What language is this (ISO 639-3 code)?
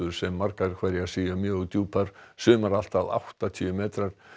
isl